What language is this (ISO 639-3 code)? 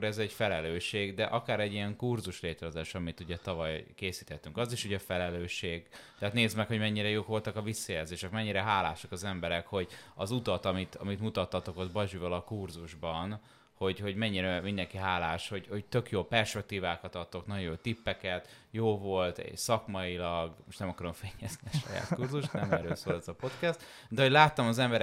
hun